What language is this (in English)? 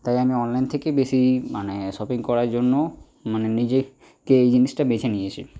Bangla